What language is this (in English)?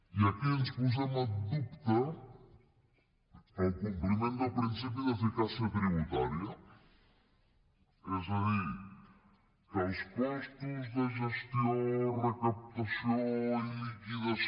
Catalan